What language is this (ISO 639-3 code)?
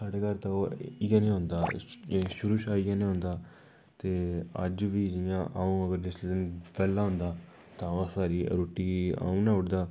doi